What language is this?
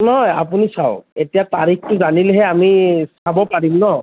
Assamese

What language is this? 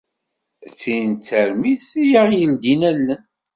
Kabyle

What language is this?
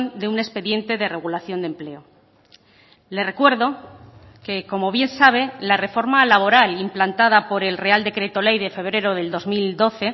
Spanish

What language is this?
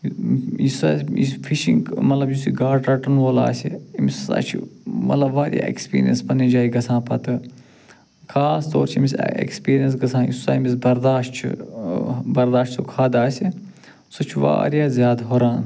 Kashmiri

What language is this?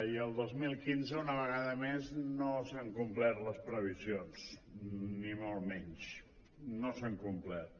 Catalan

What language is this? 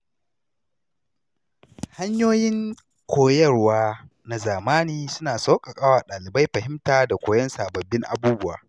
Hausa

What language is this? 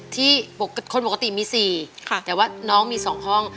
Thai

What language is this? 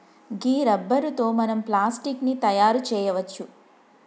Telugu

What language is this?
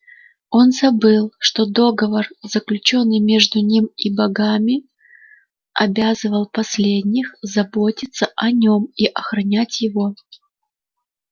Russian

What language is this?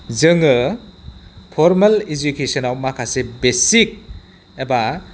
Bodo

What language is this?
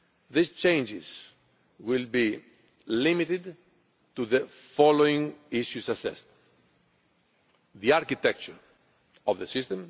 English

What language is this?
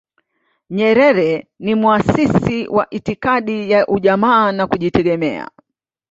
Swahili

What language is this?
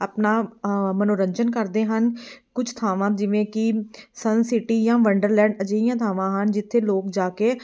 Punjabi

